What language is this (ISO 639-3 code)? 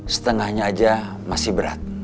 ind